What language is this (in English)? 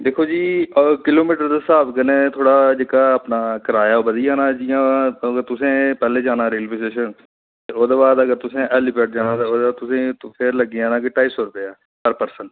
Dogri